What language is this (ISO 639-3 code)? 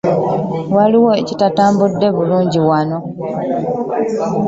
lug